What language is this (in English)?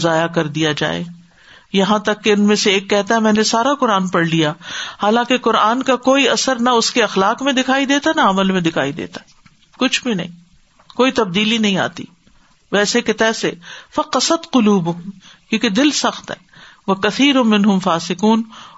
Urdu